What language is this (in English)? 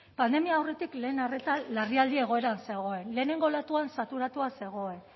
Basque